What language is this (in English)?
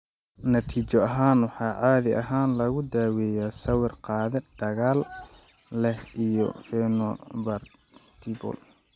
Somali